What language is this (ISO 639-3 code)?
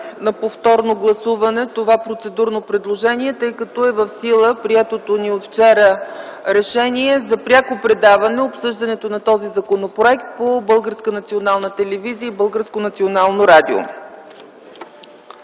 bul